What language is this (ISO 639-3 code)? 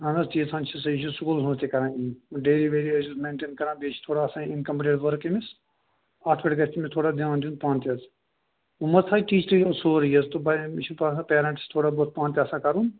kas